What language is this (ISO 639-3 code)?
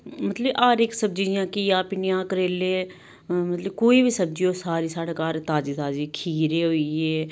doi